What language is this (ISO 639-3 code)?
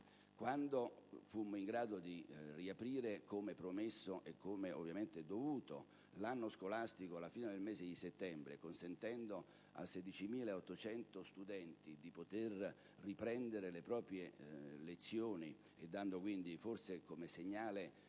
ita